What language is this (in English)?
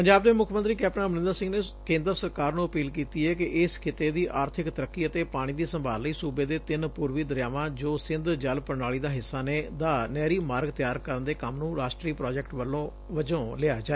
Punjabi